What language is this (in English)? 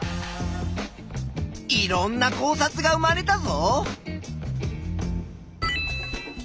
Japanese